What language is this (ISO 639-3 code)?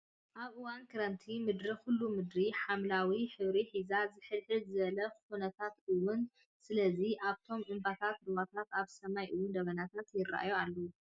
tir